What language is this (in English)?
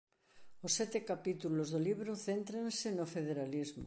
Galician